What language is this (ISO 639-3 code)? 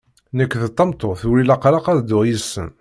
kab